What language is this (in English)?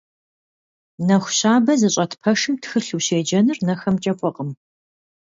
Kabardian